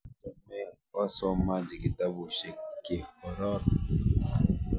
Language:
Kalenjin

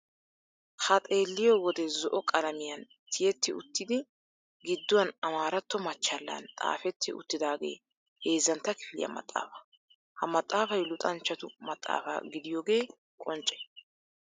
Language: Wolaytta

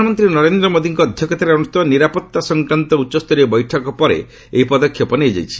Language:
Odia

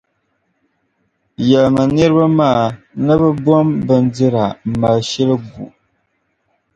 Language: Dagbani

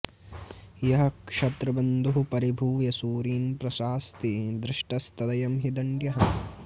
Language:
Sanskrit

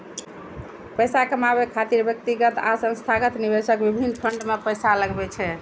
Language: Maithili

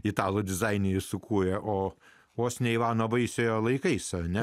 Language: Lithuanian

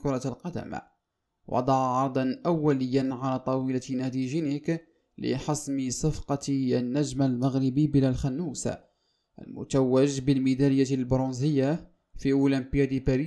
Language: Arabic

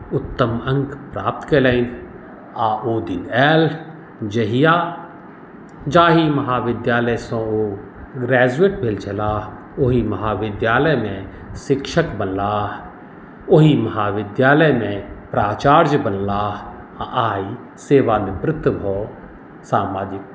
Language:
Maithili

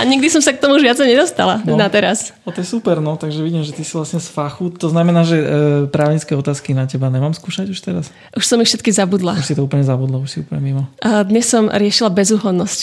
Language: Slovak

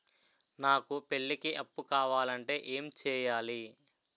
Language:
Telugu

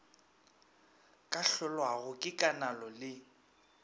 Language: Northern Sotho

